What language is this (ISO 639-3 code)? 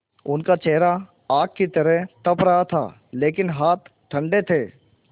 hin